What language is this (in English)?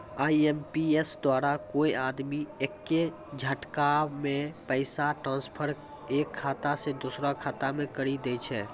Maithili